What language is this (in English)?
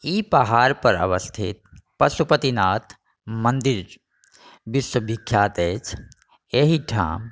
Maithili